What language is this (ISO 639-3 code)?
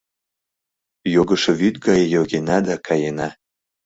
chm